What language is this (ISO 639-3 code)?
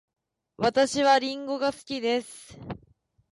jpn